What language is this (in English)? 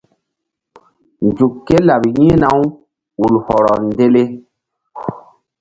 Mbum